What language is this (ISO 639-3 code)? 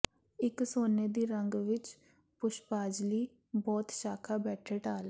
pan